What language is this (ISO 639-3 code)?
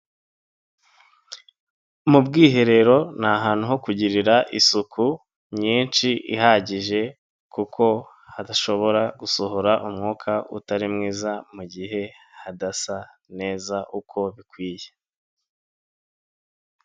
kin